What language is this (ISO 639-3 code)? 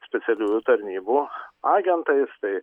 lit